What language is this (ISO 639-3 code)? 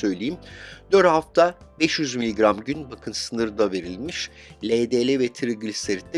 tur